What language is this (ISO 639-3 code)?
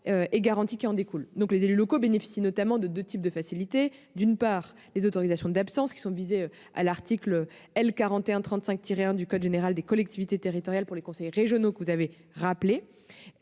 fra